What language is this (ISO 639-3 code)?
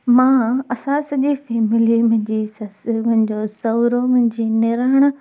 snd